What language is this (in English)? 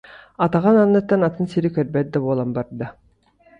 Yakut